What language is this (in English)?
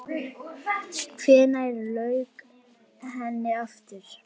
Icelandic